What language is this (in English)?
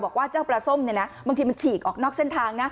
Thai